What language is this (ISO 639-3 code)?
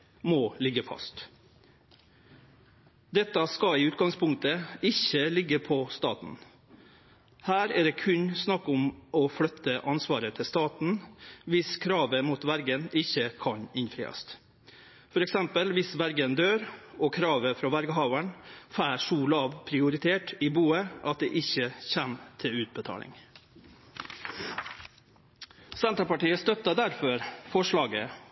nno